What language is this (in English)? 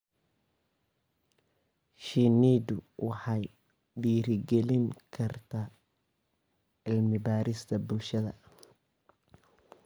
Somali